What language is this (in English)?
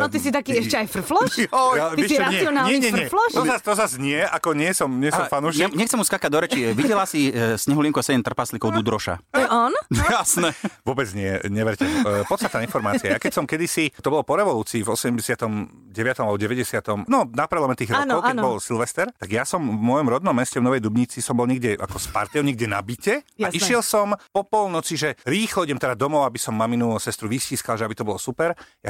Slovak